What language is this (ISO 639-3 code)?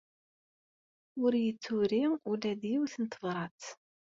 kab